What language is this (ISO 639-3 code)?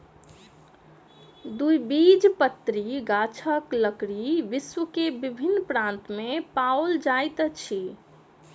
mai